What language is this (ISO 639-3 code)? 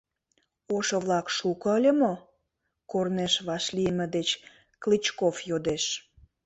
chm